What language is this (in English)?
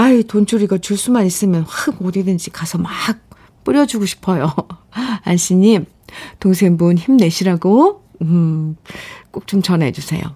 Korean